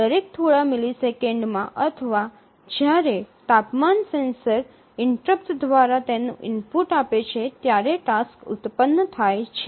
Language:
Gujarati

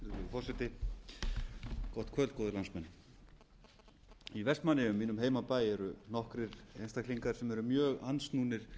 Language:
Icelandic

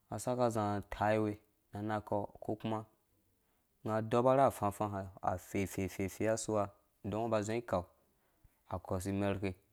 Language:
Dũya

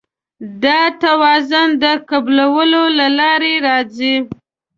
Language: Pashto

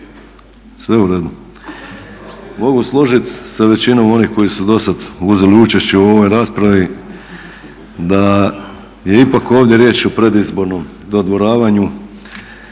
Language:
Croatian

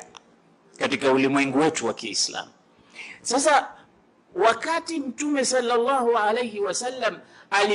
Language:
Swahili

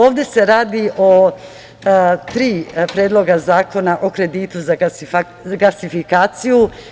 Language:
Serbian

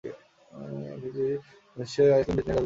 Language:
Bangla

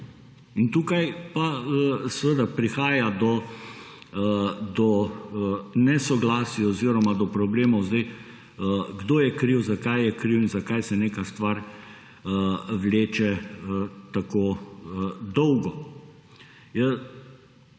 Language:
Slovenian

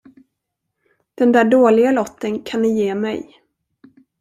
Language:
Swedish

